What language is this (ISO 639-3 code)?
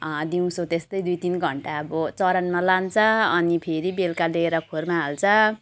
nep